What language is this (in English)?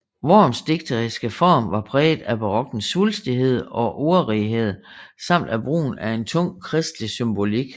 Danish